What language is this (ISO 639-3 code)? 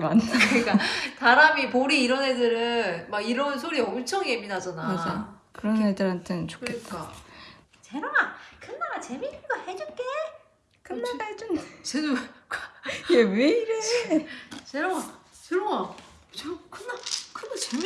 kor